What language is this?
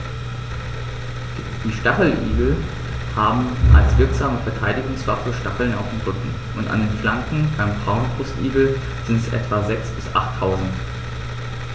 German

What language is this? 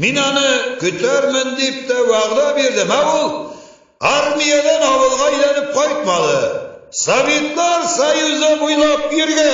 Turkish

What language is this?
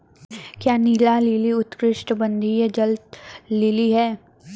Hindi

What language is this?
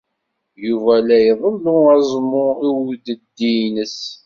Kabyle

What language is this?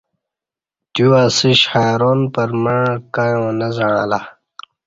Kati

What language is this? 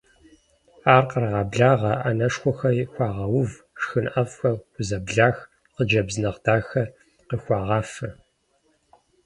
Kabardian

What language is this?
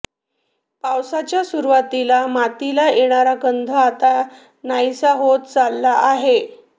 Marathi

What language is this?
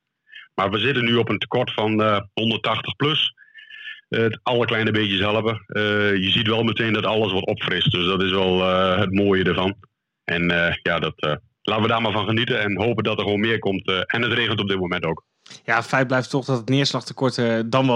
Dutch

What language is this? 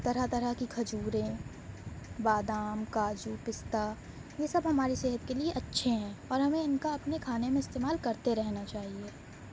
Urdu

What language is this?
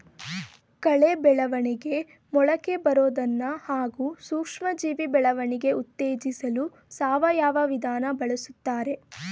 Kannada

